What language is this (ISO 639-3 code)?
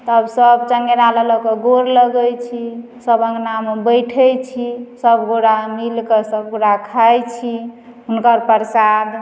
mai